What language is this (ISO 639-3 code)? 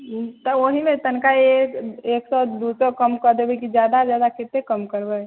mai